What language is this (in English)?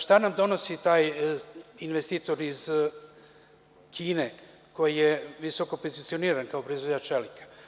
Serbian